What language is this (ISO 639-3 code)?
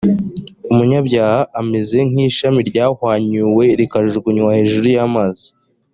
kin